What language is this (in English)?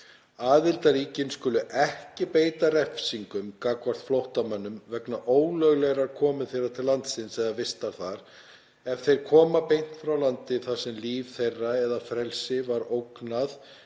Icelandic